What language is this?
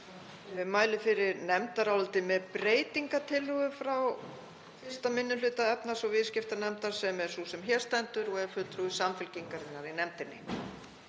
Icelandic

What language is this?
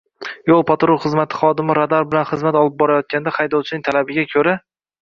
Uzbek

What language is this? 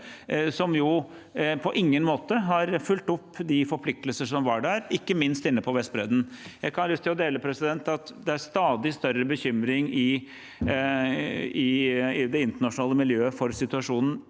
Norwegian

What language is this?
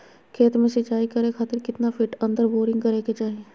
Magahi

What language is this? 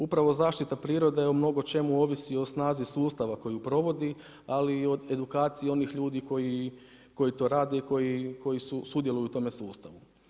Croatian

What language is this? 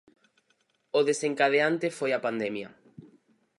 Galician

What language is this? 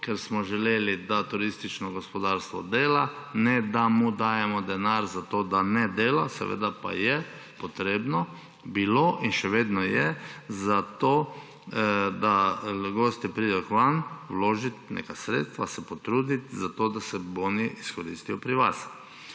Slovenian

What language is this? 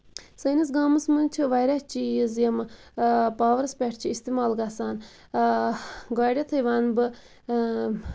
Kashmiri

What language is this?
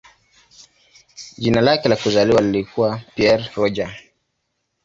Swahili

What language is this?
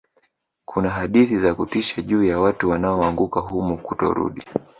Swahili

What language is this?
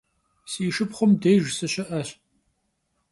Kabardian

